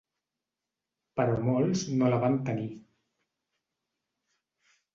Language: Catalan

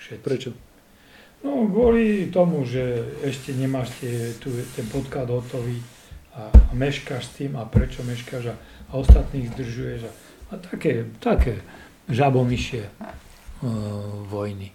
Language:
Slovak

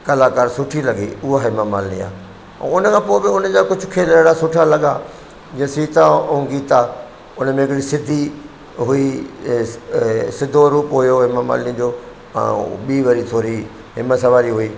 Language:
Sindhi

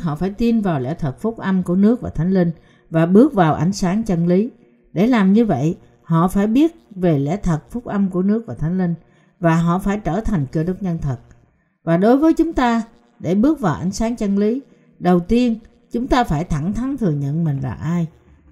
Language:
Vietnamese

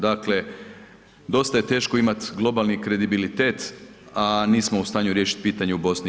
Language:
Croatian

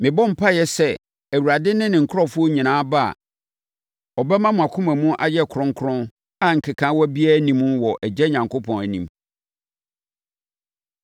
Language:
Akan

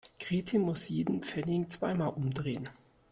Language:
German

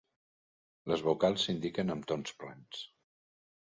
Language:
Catalan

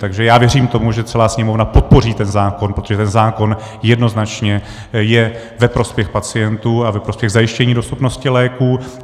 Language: Czech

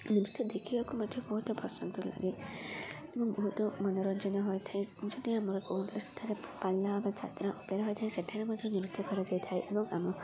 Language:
Odia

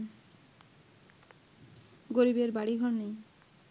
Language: Bangla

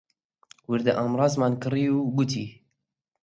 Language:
Central Kurdish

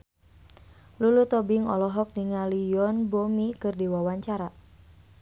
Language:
Sundanese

